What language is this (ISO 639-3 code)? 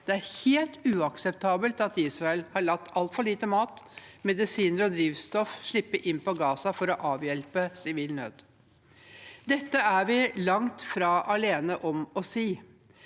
nor